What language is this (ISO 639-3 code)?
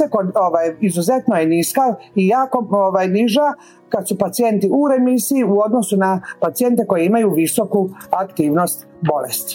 hrv